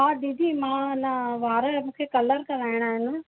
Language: Sindhi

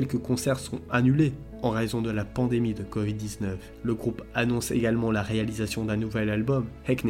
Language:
French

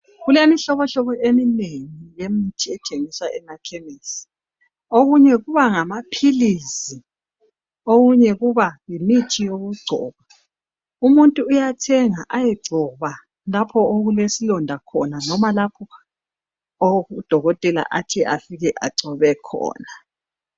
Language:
North Ndebele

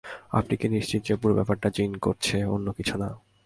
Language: Bangla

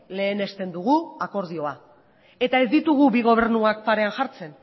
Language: Basque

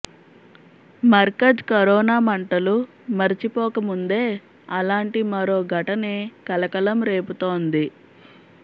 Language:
Telugu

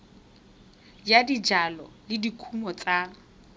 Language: Tswana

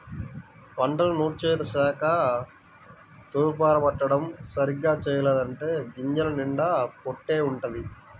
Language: Telugu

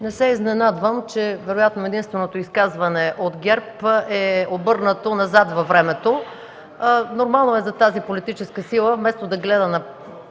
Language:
Bulgarian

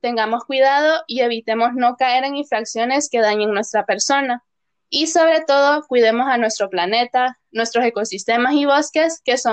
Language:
Spanish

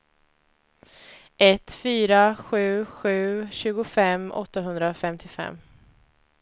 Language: Swedish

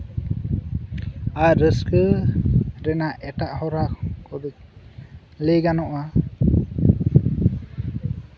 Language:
Santali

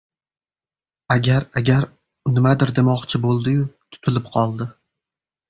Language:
Uzbek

